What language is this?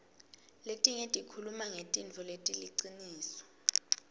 Swati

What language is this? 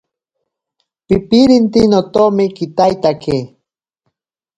Ashéninka Perené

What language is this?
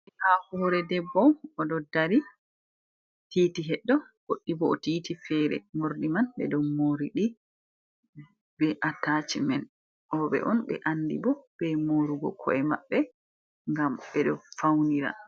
Fula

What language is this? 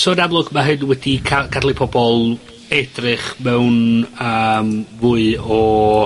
Welsh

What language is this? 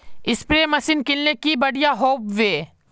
Magahi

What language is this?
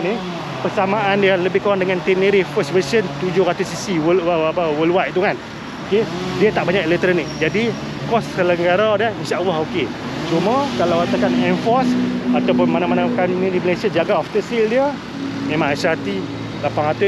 Malay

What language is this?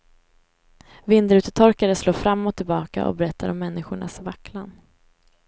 Swedish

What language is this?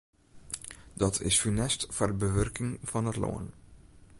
Western Frisian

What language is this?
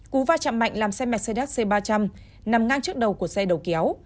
Vietnamese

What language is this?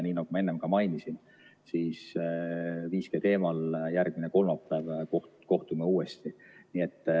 Estonian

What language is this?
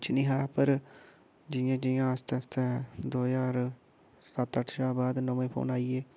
Dogri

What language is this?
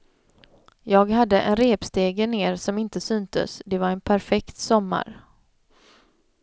Swedish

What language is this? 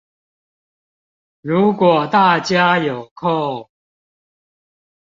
Chinese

